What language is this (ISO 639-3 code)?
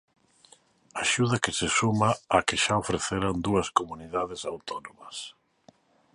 glg